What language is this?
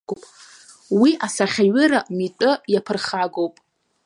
Abkhazian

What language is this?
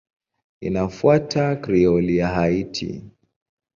Swahili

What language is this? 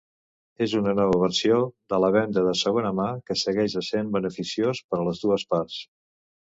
Catalan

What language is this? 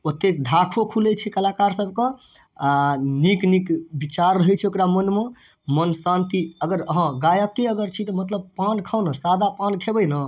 Maithili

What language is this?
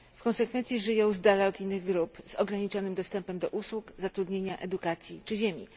Polish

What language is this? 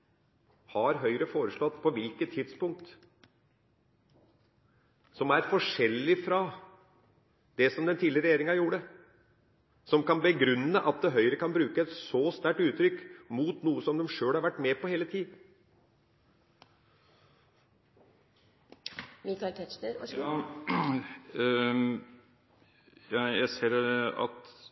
Norwegian Bokmål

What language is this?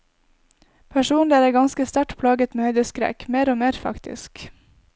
Norwegian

